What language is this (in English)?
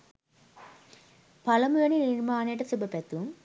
Sinhala